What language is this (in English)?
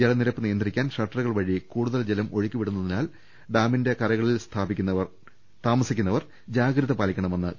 Malayalam